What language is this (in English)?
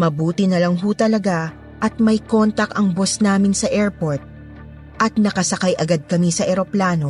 Filipino